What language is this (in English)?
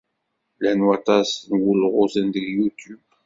Kabyle